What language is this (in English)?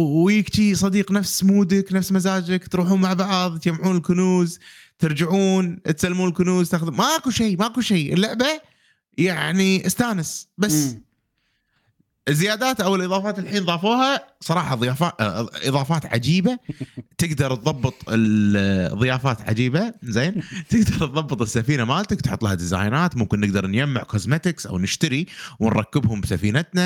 Arabic